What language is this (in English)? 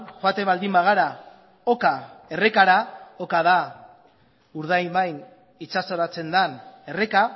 Basque